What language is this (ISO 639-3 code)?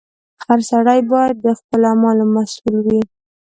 pus